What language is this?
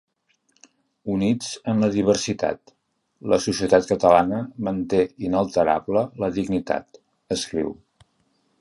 Catalan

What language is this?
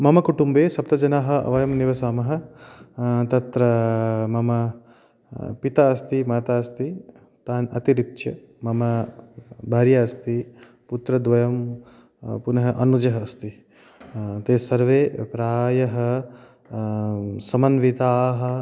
Sanskrit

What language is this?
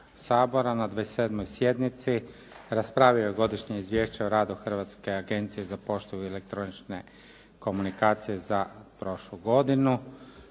Croatian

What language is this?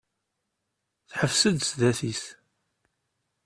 Kabyle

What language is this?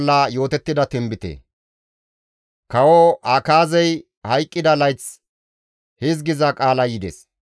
Gamo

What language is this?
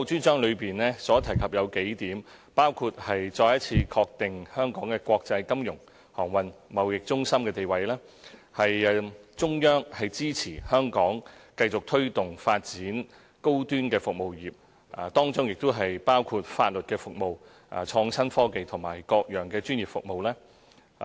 Cantonese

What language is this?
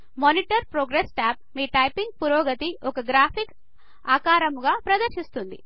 Telugu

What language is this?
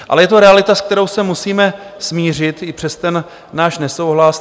Czech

